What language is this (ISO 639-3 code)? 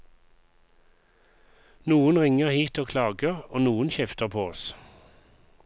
nor